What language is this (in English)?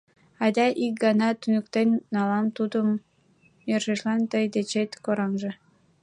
Mari